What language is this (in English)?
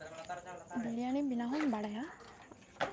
Santali